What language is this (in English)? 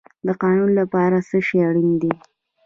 Pashto